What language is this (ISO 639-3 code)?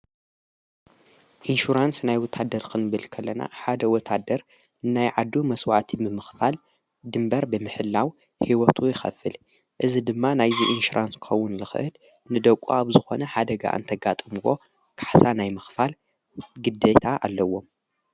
tir